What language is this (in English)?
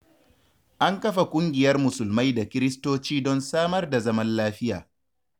Hausa